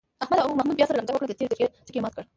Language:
Pashto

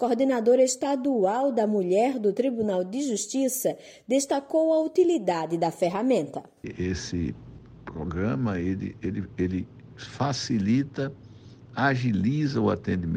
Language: Portuguese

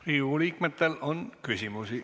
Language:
Estonian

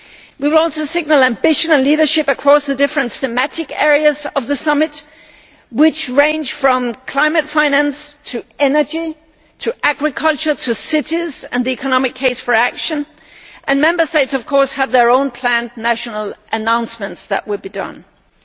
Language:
English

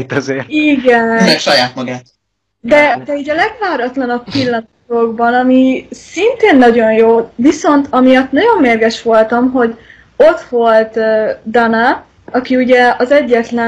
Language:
Hungarian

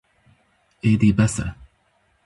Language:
Kurdish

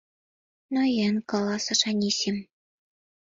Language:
Mari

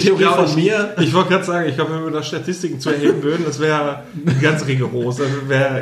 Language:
German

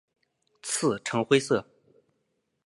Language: Chinese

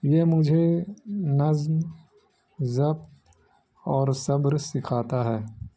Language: Urdu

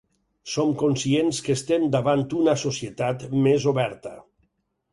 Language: Catalan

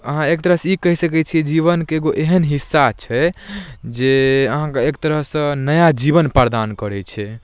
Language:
Maithili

